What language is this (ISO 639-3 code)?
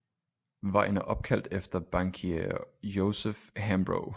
dan